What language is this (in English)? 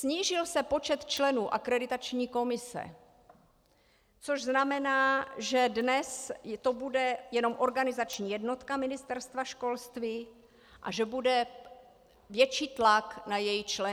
Czech